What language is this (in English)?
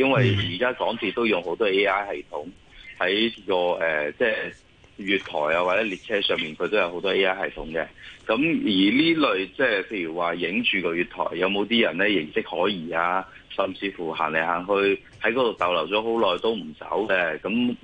Chinese